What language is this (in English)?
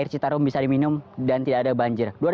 Indonesian